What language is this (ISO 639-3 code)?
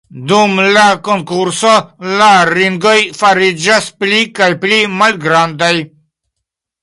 epo